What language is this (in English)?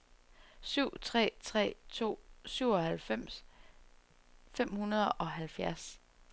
Danish